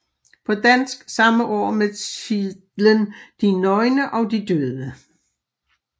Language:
Danish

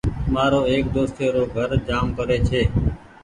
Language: Goaria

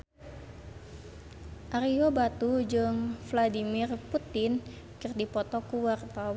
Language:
Sundanese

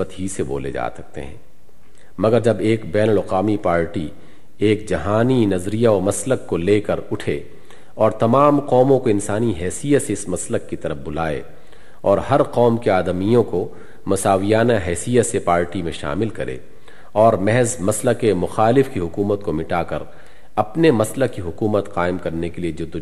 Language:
Urdu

